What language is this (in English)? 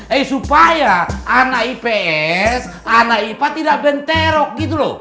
Indonesian